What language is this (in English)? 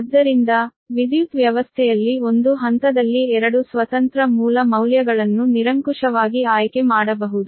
Kannada